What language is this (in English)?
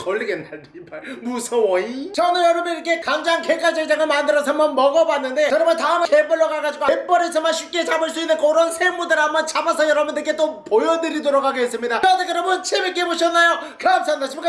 Korean